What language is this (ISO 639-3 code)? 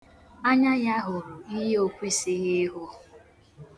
ibo